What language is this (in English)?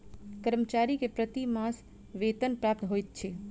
Maithili